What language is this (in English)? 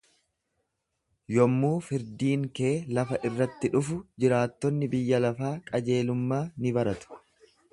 Oromo